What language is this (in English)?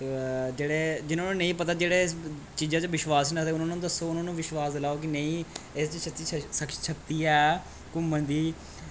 Dogri